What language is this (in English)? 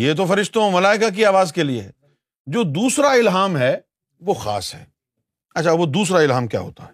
Urdu